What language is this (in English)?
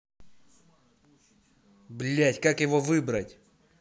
Russian